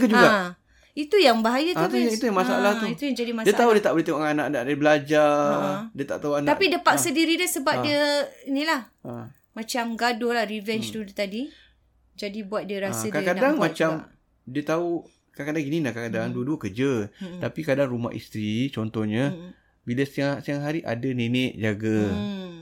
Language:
Malay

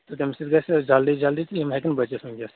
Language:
Kashmiri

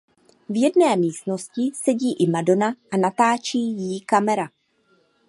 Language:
Czech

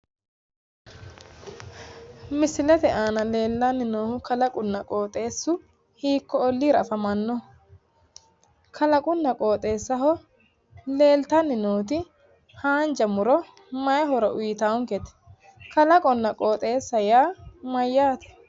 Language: Sidamo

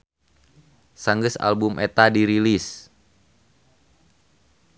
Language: Sundanese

